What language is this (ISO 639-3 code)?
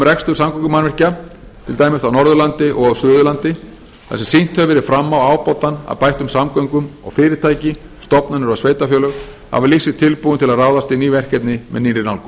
isl